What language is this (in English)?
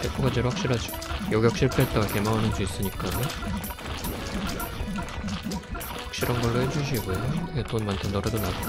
Korean